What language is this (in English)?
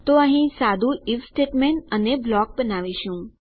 Gujarati